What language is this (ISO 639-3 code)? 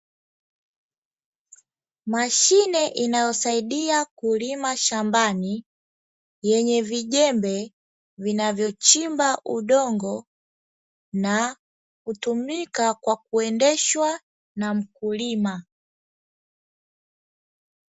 swa